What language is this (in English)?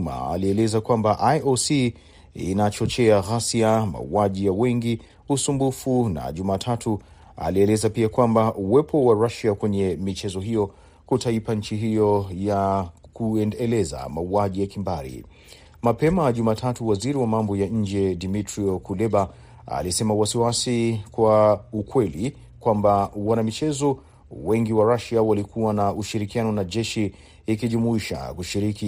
Swahili